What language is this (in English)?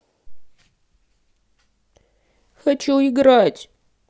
Russian